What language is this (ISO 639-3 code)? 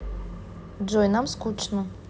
rus